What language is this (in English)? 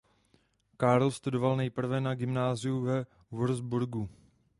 Czech